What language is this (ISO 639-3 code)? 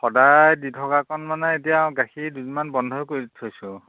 asm